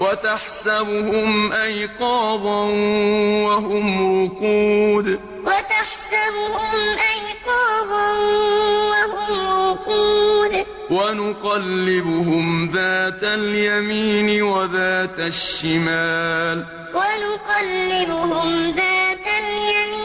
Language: Arabic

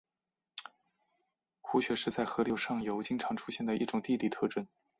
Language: Chinese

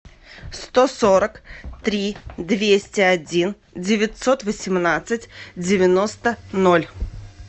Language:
Russian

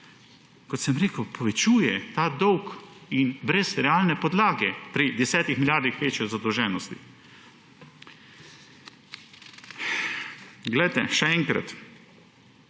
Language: Slovenian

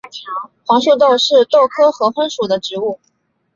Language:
Chinese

